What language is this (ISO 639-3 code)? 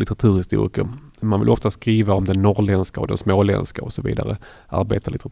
swe